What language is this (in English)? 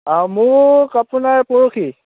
Assamese